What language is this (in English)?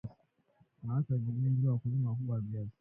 Swahili